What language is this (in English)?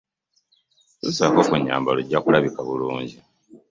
Ganda